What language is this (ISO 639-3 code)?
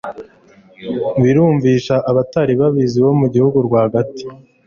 kin